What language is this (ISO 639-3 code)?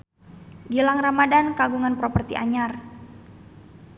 sun